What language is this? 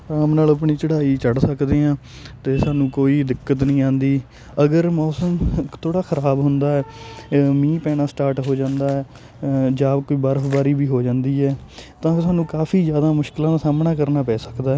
Punjabi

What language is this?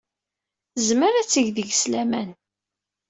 Kabyle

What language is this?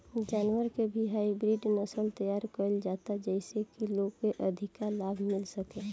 Bhojpuri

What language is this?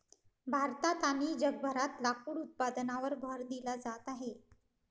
Marathi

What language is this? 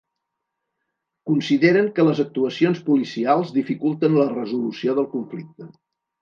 Catalan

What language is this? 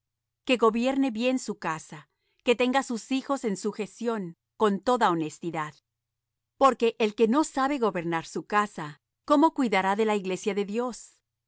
Spanish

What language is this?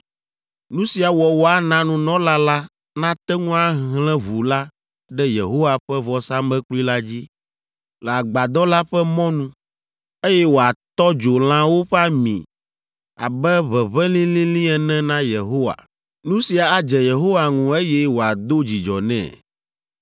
Ewe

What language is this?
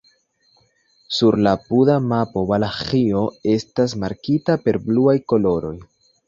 Esperanto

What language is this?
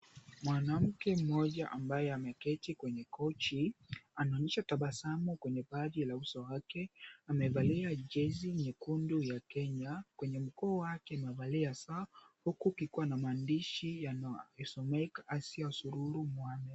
Swahili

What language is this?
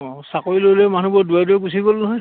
Assamese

